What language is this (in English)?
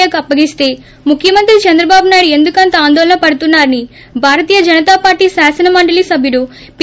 Telugu